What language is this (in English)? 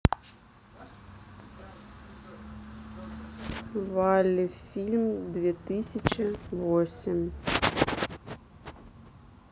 Russian